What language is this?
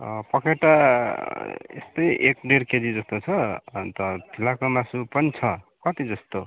Nepali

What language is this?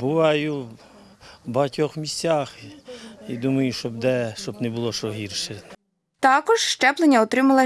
Ukrainian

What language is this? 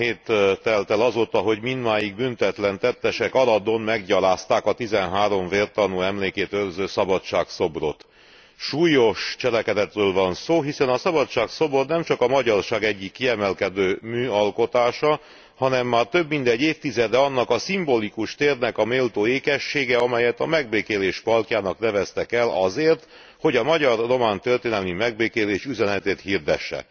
Hungarian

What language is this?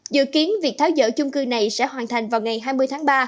Vietnamese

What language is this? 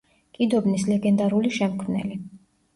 Georgian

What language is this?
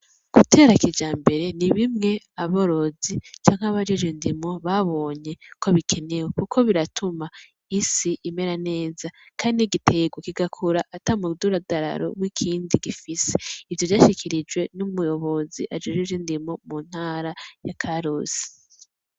Rundi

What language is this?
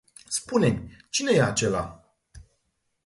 Romanian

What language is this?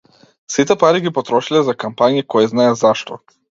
Macedonian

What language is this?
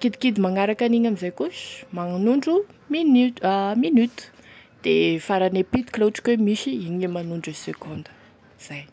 Tesaka Malagasy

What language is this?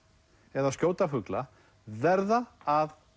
Icelandic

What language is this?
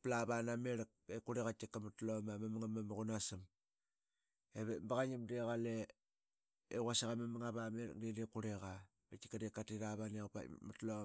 Qaqet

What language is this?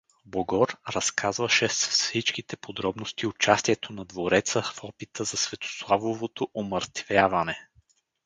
Bulgarian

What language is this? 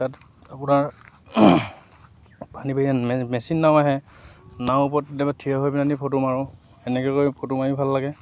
Assamese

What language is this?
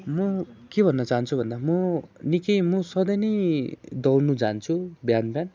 Nepali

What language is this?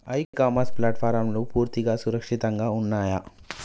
Telugu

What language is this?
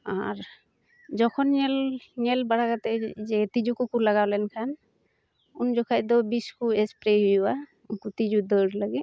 Santali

